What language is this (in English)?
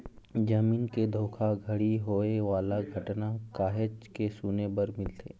Chhattisgarhi